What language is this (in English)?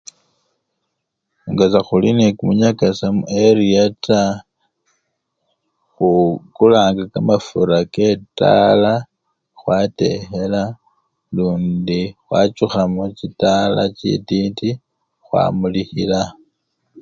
Luyia